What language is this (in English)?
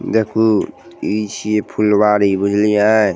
Maithili